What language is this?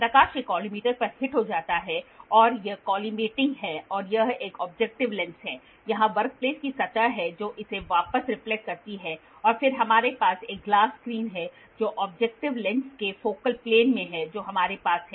Hindi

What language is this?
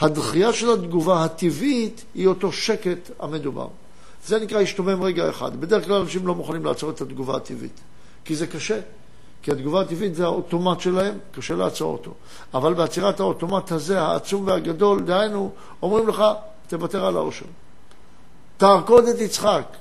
Hebrew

